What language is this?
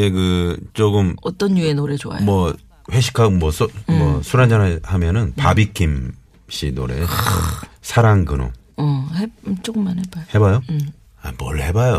Korean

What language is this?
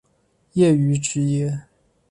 Chinese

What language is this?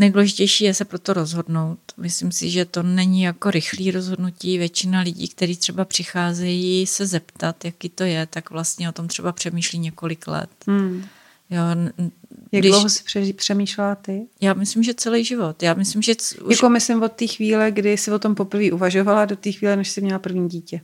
Czech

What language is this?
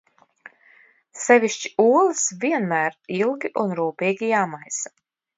Latvian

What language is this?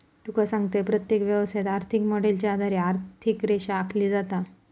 Marathi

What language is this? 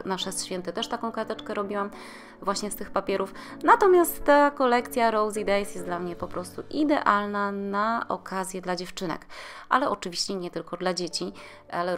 Polish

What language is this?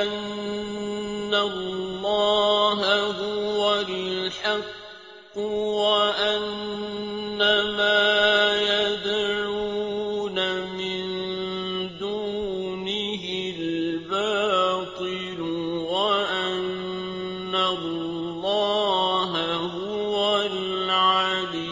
Arabic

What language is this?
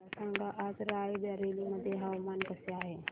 Marathi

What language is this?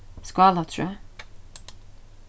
Faroese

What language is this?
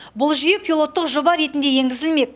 Kazakh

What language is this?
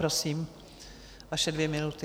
Czech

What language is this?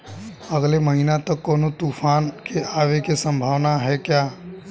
Bhojpuri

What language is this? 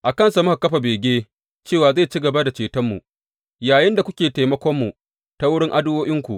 Hausa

